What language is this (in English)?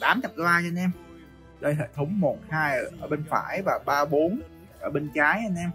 Vietnamese